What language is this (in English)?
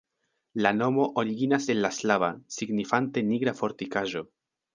Esperanto